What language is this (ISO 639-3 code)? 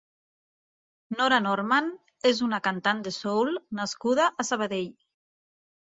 cat